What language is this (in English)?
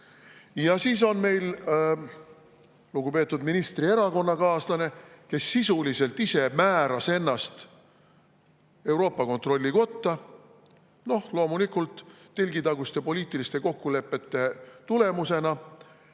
Estonian